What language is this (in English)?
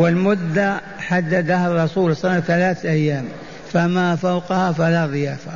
Arabic